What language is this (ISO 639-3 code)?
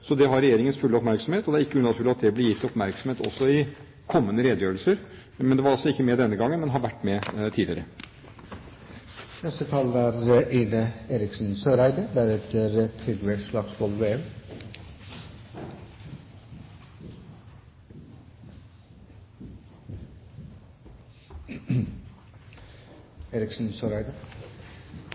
nob